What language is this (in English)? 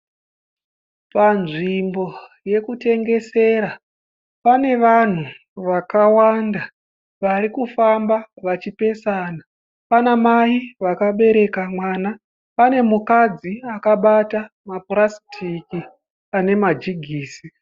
Shona